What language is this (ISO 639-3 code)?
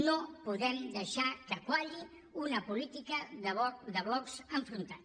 cat